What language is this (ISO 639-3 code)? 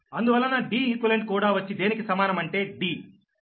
tel